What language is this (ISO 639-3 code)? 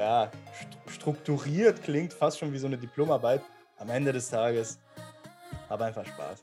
deu